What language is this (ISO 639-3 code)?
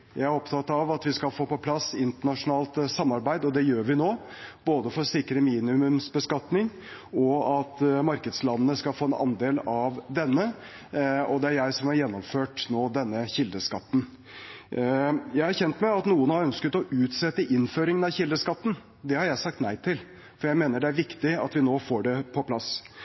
nob